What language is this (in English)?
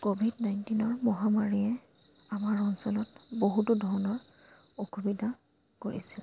Assamese